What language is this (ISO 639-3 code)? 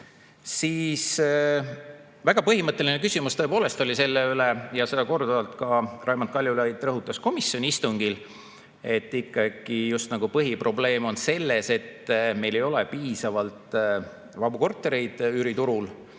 est